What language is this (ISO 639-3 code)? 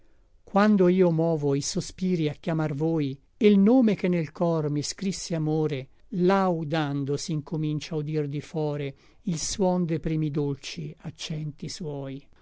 ita